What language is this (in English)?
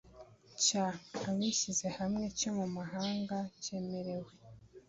Kinyarwanda